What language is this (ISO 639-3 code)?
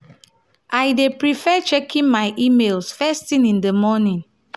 pcm